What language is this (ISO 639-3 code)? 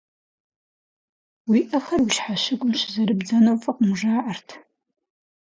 kbd